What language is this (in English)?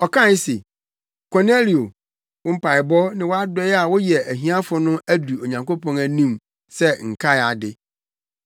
Akan